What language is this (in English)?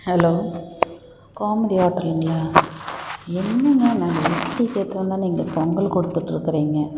Tamil